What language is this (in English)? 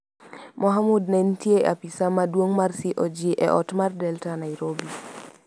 Luo (Kenya and Tanzania)